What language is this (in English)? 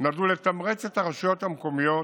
Hebrew